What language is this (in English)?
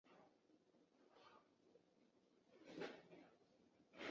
Chinese